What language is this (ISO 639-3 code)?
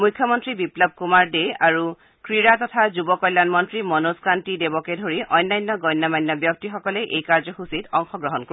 asm